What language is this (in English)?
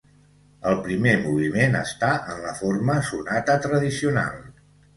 Catalan